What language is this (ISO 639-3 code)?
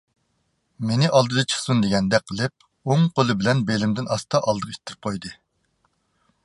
uig